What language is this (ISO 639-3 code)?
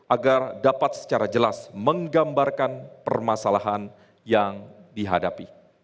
ind